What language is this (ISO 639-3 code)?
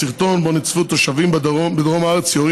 heb